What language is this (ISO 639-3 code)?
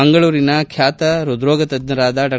kan